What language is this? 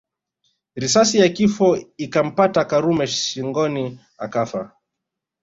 Swahili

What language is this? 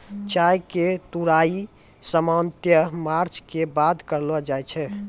Maithili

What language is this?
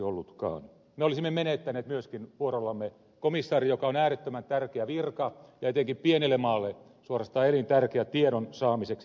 Finnish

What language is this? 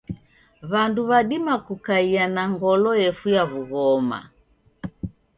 Taita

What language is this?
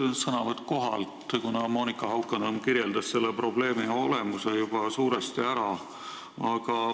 Estonian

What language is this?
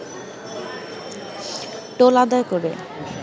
Bangla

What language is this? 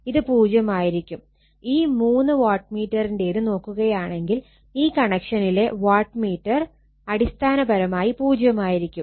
Malayalam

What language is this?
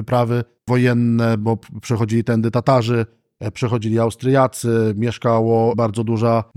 Polish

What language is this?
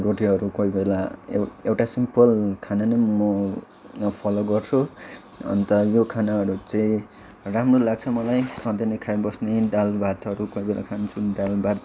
Nepali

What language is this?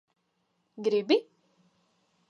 Latvian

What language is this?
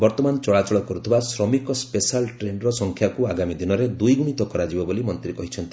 Odia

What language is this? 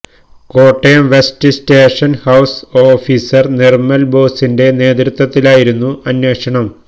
Malayalam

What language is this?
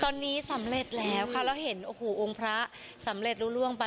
Thai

